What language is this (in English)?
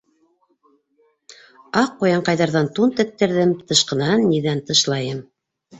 Bashkir